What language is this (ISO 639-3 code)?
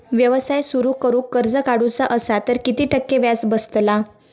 mar